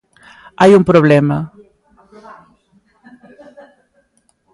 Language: Galician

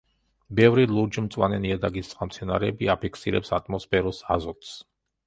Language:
Georgian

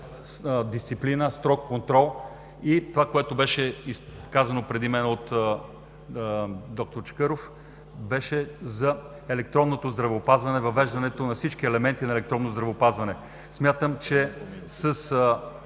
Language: Bulgarian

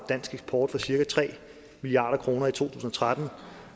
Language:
Danish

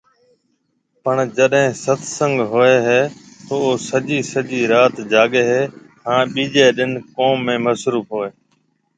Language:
Marwari (Pakistan)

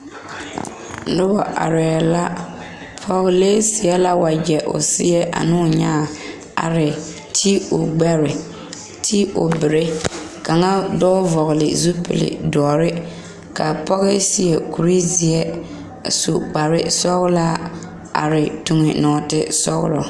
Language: Southern Dagaare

